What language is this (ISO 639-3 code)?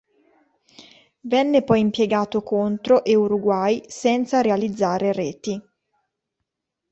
ita